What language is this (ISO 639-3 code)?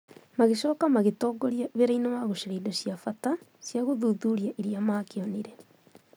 kik